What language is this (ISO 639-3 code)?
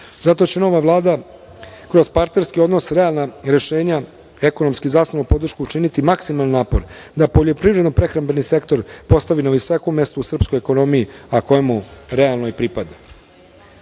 srp